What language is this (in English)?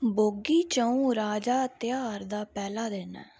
Dogri